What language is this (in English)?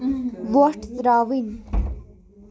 Kashmiri